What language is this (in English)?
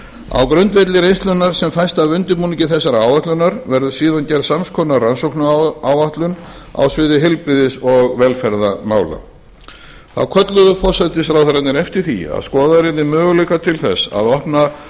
Icelandic